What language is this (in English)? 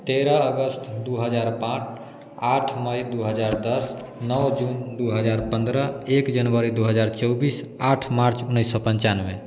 Hindi